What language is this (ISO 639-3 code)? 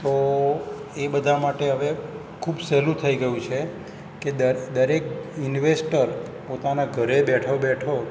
guj